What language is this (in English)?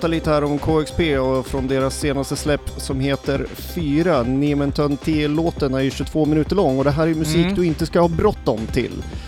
Swedish